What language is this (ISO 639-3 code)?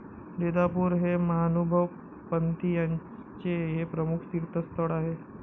mar